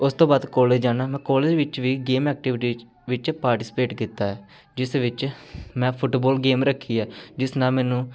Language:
Punjabi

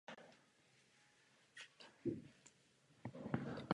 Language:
Czech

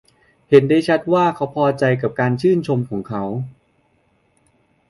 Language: Thai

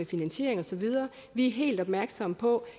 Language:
Danish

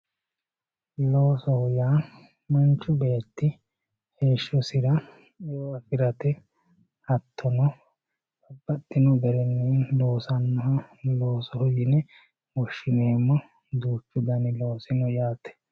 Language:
Sidamo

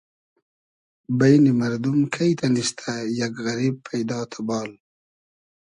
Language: Hazaragi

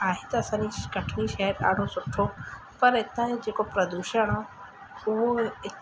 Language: Sindhi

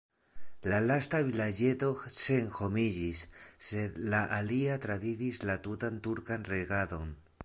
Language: Esperanto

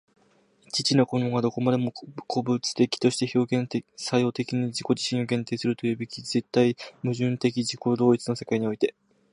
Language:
Japanese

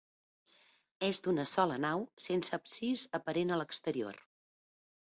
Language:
Catalan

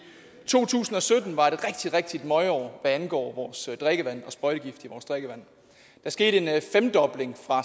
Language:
Danish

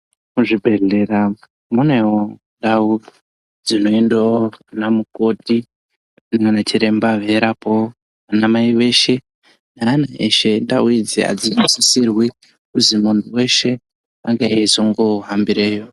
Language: Ndau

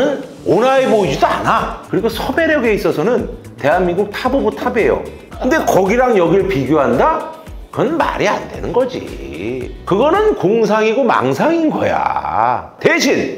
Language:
Korean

